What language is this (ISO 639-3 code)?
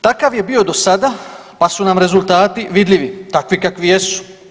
hrv